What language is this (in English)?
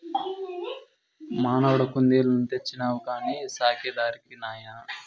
Telugu